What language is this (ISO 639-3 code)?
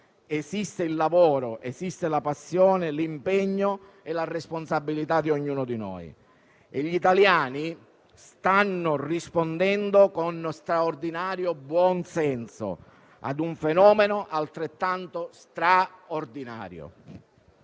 ita